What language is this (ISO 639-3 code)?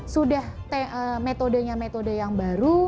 ind